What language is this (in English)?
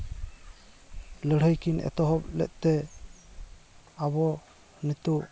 Santali